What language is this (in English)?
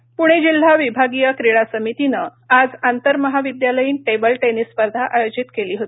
Marathi